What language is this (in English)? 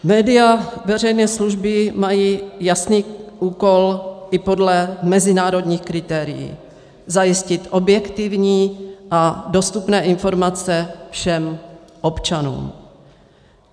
Czech